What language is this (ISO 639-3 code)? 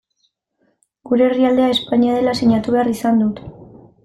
eus